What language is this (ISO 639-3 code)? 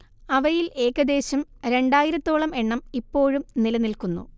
mal